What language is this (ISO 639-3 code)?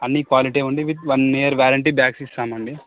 tel